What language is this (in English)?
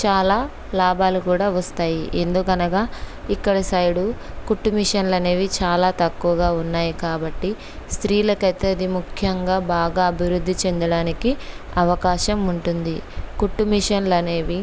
Telugu